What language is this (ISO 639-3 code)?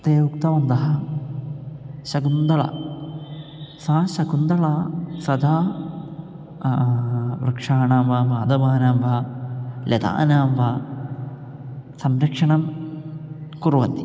san